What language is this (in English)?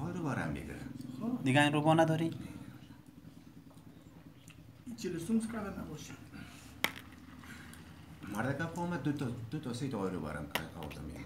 Romanian